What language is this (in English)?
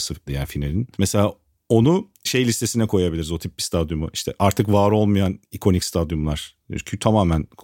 Turkish